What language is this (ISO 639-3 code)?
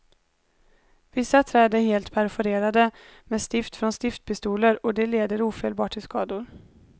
swe